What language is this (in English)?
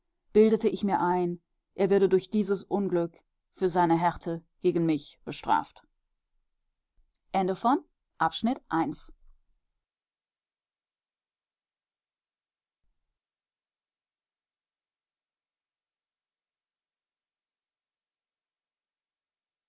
German